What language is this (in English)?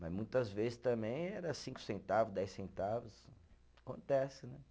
Portuguese